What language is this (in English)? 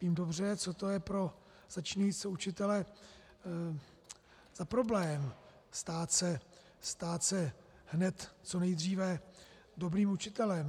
Czech